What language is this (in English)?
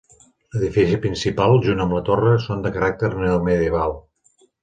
Catalan